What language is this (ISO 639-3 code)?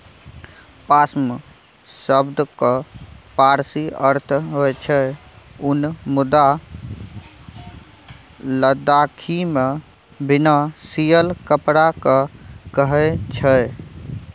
mai